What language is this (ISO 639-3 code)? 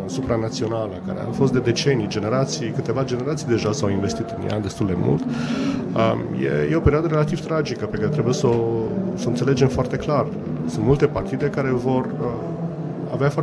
ron